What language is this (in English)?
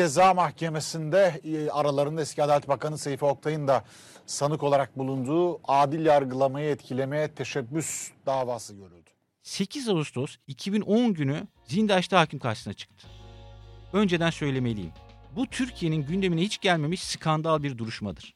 Turkish